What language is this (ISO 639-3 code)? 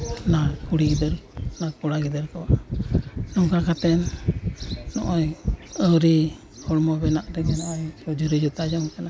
sat